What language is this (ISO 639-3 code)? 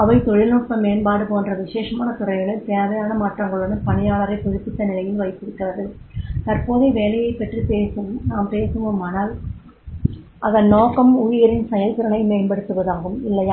tam